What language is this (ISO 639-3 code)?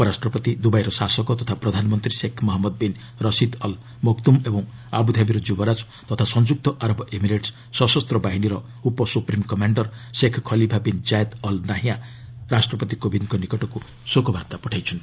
ori